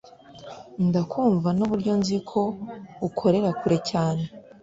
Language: Kinyarwanda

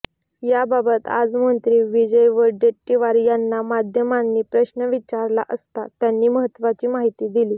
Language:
Marathi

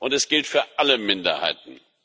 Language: German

